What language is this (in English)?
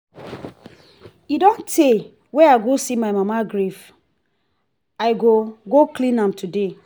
Nigerian Pidgin